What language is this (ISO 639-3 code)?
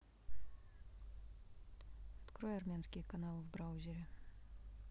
rus